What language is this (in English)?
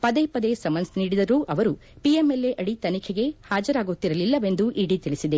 Kannada